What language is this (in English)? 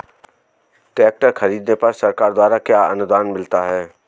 Hindi